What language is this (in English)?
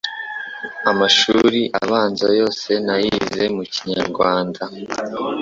Kinyarwanda